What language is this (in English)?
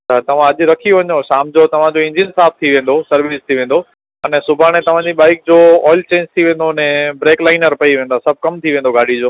Sindhi